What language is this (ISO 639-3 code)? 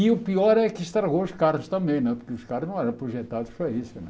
por